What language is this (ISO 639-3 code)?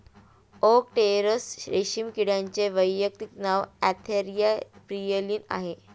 mar